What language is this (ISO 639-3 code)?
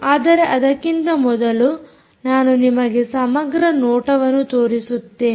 kan